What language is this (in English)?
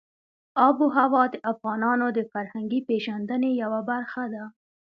Pashto